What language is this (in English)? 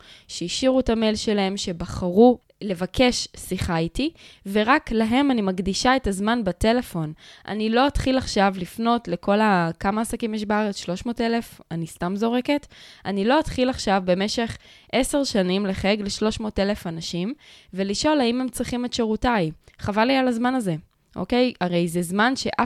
Hebrew